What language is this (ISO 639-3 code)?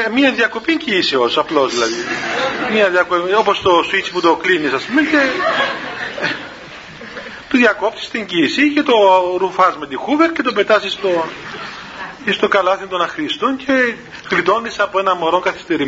ell